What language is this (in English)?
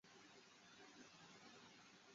Chinese